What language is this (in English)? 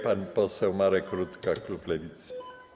Polish